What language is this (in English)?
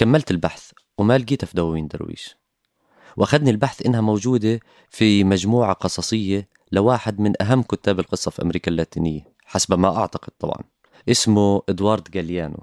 Arabic